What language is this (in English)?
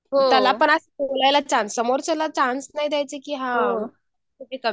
Marathi